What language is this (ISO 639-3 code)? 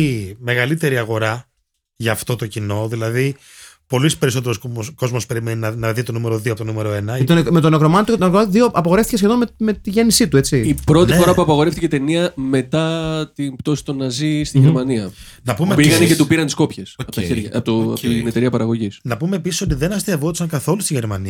ell